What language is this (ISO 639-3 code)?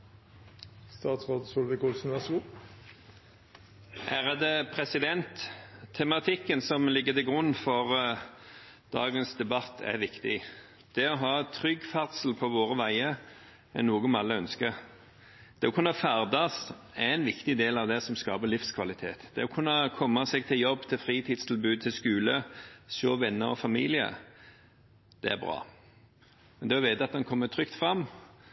nob